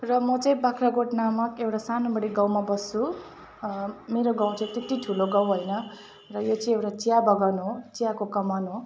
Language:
Nepali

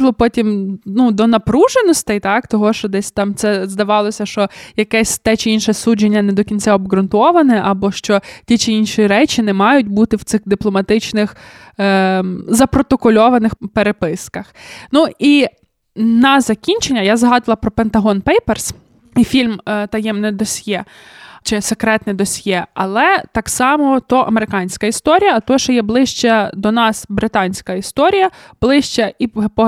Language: Ukrainian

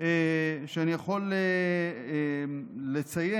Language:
Hebrew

